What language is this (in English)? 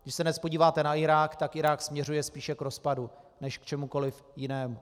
Czech